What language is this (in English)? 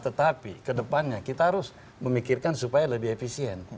Indonesian